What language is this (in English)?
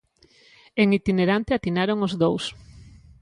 Galician